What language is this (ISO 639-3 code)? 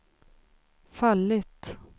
swe